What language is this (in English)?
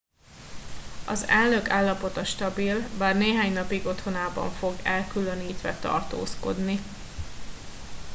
Hungarian